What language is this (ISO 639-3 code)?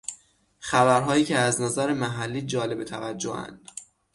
fas